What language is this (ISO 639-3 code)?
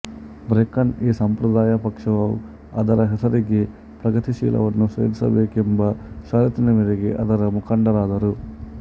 kan